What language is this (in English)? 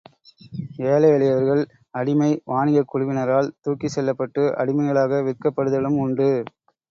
Tamil